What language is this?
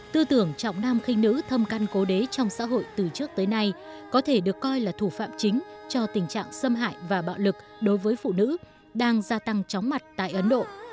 Vietnamese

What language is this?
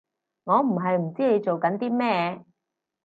Cantonese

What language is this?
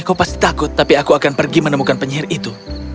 Indonesian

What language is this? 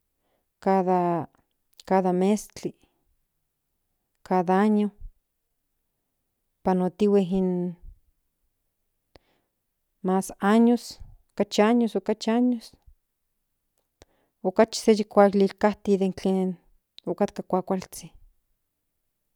Central Nahuatl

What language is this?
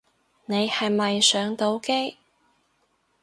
Cantonese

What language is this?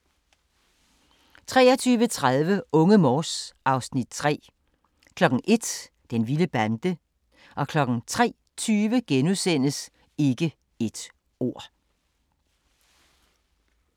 Danish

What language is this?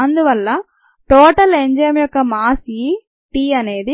Telugu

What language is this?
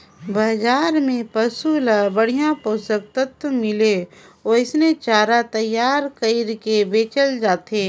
Chhattisgarhi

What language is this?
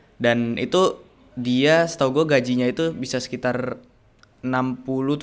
Indonesian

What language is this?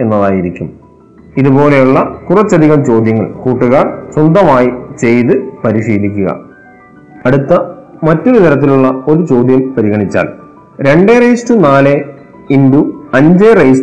Malayalam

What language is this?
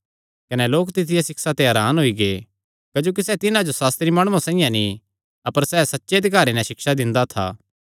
Kangri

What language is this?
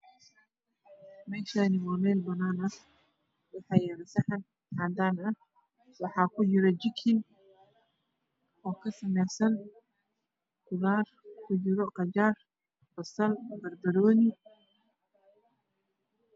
Somali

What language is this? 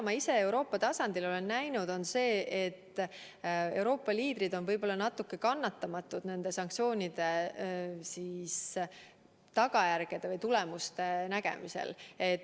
Estonian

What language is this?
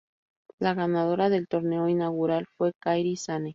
Spanish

